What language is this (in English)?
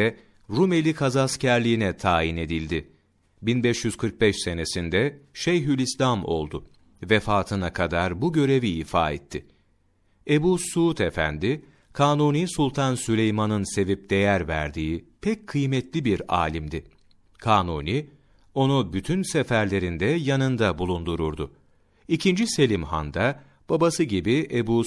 Turkish